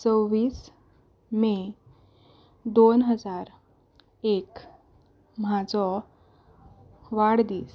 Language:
Konkani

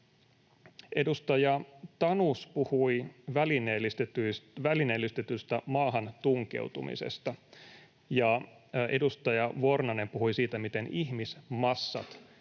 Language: Finnish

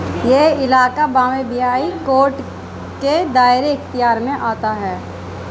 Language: Urdu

